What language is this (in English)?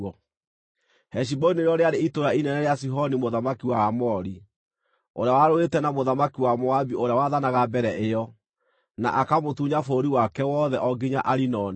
Kikuyu